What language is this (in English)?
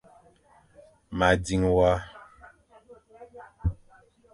Fang